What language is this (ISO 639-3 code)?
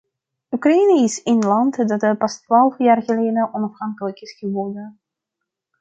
nld